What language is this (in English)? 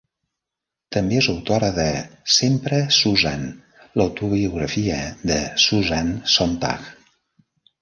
Catalan